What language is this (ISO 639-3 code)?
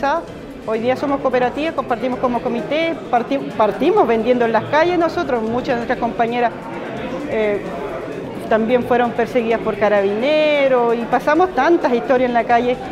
spa